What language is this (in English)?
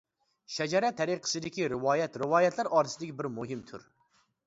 Uyghur